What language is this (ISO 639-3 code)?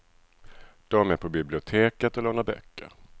swe